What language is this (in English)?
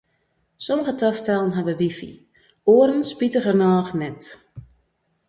Western Frisian